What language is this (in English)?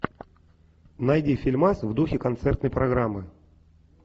Russian